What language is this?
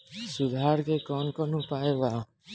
Bhojpuri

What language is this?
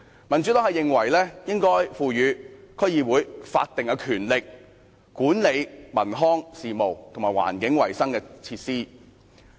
Cantonese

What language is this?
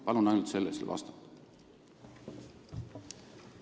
Estonian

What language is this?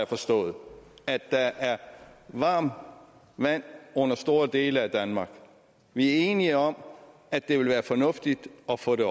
Danish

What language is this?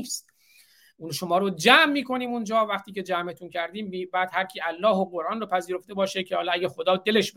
Persian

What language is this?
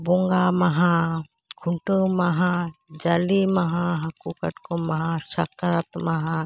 Santali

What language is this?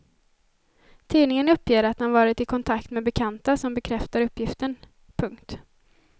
Swedish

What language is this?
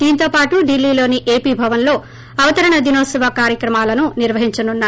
Telugu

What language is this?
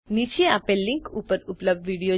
Gujarati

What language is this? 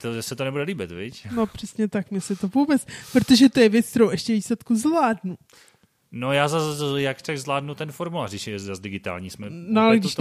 Czech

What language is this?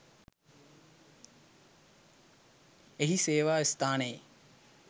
Sinhala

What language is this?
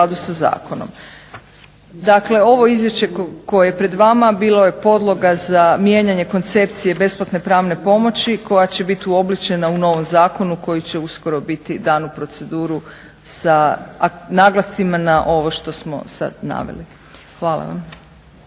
Croatian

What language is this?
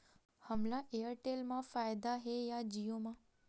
Chhattisgarhi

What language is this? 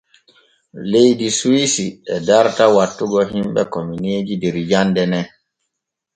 Borgu Fulfulde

